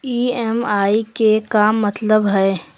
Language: Magahi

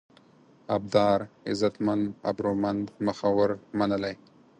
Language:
Pashto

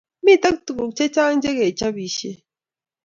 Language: Kalenjin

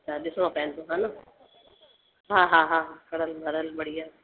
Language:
Sindhi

